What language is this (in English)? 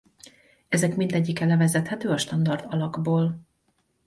Hungarian